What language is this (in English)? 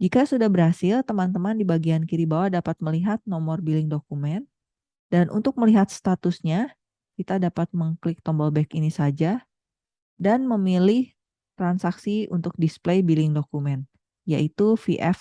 Indonesian